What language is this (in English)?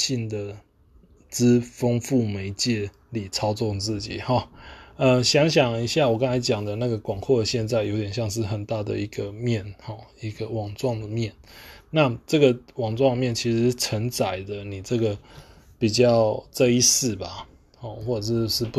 Chinese